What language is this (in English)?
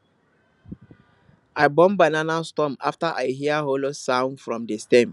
Nigerian Pidgin